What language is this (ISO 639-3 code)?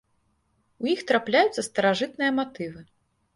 bel